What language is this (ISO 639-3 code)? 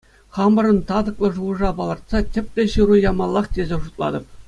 chv